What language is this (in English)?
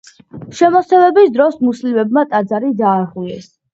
Georgian